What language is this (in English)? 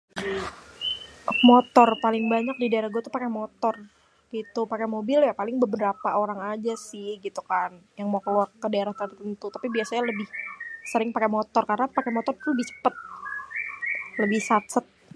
Betawi